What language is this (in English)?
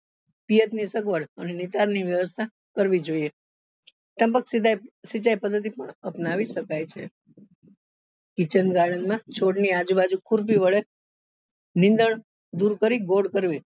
Gujarati